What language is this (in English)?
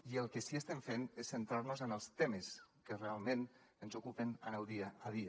Catalan